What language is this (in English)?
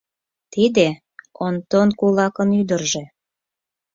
Mari